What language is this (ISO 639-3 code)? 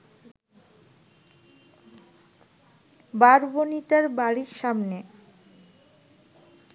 ben